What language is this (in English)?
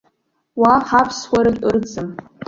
Abkhazian